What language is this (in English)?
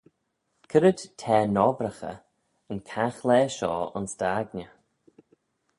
Manx